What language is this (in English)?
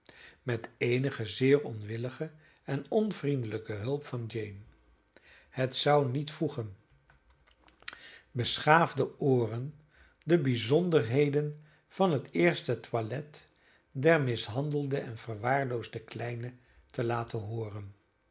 Dutch